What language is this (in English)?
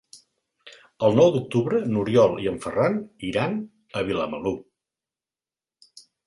Catalan